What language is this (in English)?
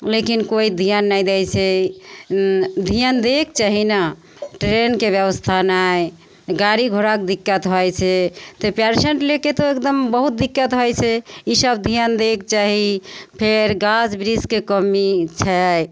Maithili